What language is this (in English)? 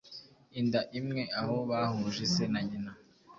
Kinyarwanda